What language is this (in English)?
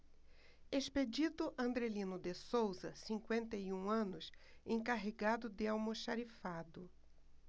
Portuguese